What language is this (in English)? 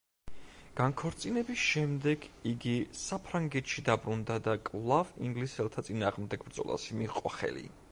Georgian